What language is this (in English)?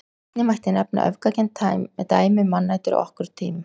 Icelandic